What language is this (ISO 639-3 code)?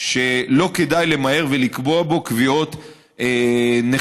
heb